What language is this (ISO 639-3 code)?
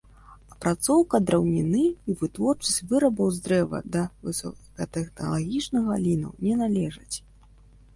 bel